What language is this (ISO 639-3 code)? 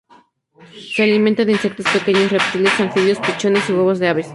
spa